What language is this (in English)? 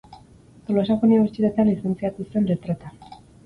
Basque